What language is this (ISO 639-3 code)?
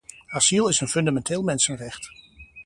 nld